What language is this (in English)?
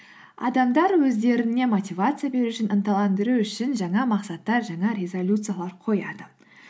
Kazakh